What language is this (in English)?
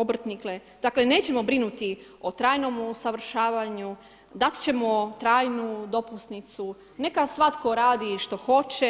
Croatian